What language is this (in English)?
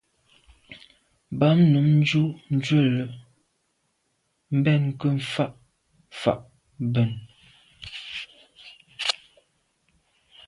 Medumba